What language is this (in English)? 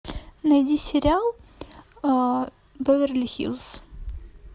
Russian